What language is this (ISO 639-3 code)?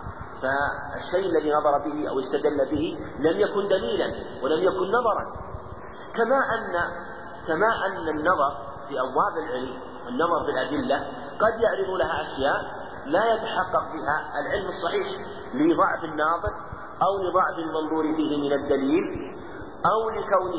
ara